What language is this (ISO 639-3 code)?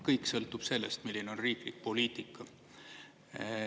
est